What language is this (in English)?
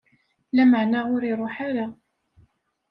Kabyle